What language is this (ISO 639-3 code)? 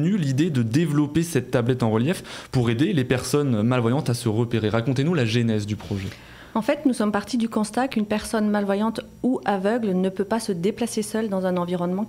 fra